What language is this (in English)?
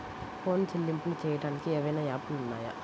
Telugu